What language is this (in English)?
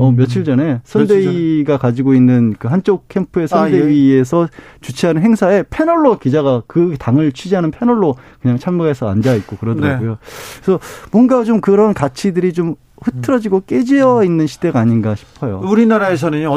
Korean